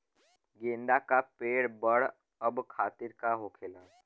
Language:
Bhojpuri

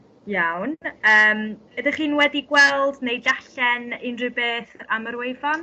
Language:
Welsh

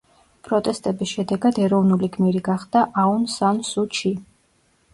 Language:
Georgian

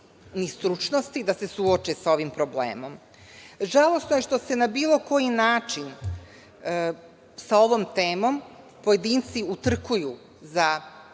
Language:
Serbian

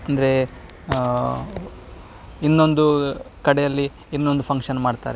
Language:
Kannada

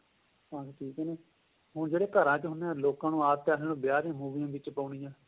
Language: Punjabi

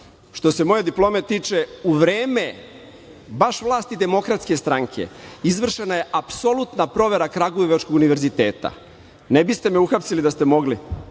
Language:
Serbian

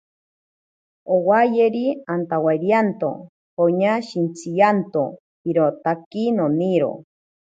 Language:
Ashéninka Perené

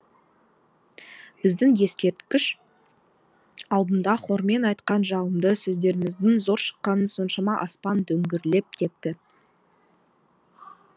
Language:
Kazakh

